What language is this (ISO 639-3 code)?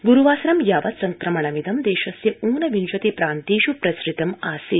san